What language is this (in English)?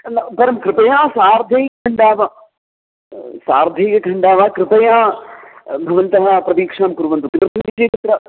Sanskrit